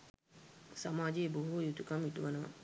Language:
Sinhala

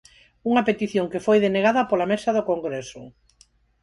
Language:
Galician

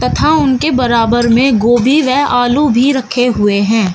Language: Hindi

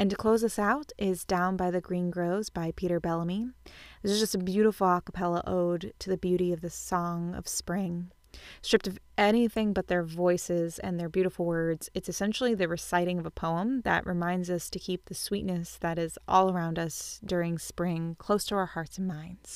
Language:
English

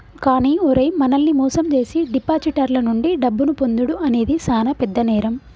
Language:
Telugu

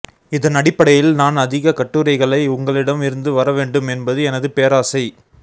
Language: Tamil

